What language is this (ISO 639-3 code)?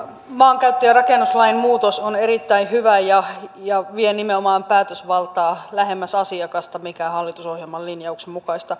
fin